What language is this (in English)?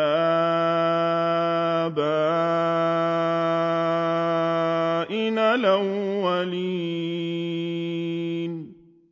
Arabic